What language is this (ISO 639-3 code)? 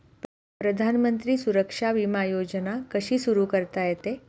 mar